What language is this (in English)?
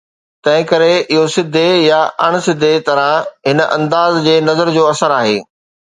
Sindhi